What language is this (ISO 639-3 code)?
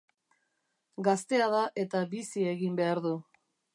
eus